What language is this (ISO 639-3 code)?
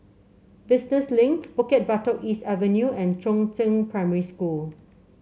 eng